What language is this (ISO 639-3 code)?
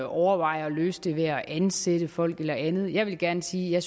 dan